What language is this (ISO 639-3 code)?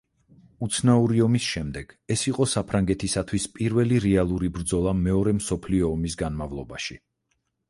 kat